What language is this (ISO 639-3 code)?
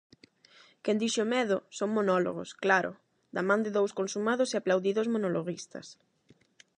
glg